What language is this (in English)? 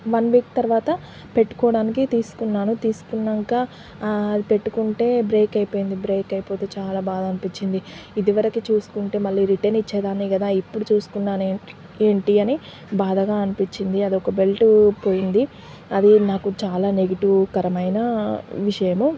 Telugu